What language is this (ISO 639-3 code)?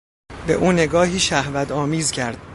fas